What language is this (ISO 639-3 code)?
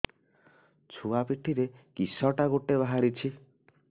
ori